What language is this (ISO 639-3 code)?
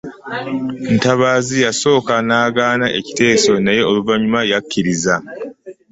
lug